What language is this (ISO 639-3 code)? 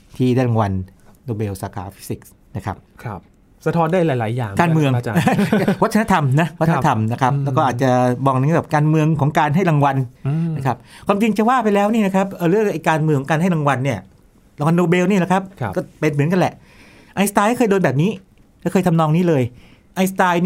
tha